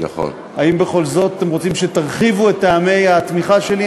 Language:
Hebrew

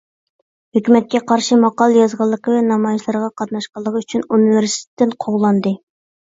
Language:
Uyghur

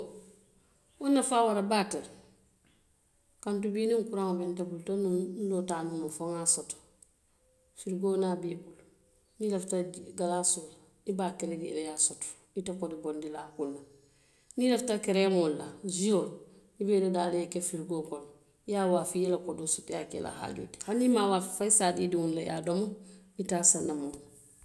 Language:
Western Maninkakan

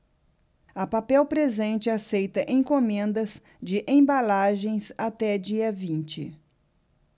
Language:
Portuguese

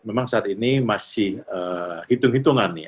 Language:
Indonesian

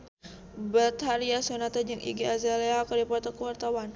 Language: Sundanese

